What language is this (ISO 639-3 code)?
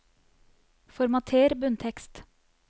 nor